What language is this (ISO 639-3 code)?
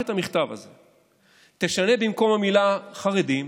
heb